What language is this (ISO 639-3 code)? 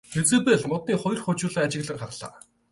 mon